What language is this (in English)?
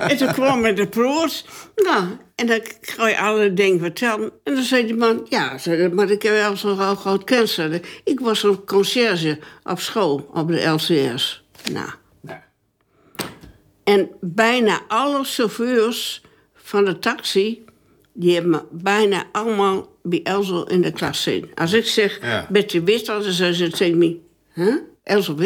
Dutch